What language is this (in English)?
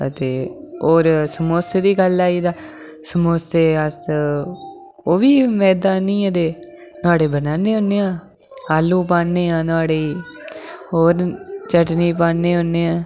Dogri